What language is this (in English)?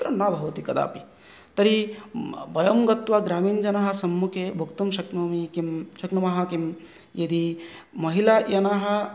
Sanskrit